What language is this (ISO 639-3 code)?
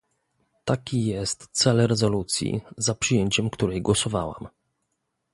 pol